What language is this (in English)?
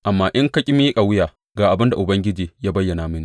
Hausa